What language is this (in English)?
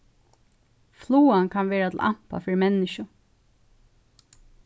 Faroese